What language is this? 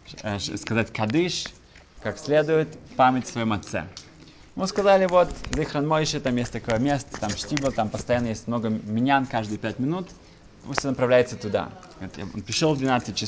Russian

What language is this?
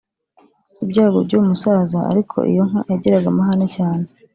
Kinyarwanda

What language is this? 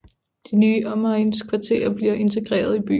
Danish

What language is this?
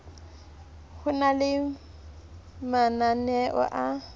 Southern Sotho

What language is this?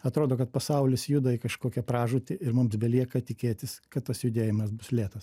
Lithuanian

